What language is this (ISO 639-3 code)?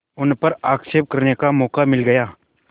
hin